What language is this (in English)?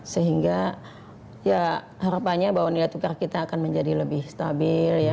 Indonesian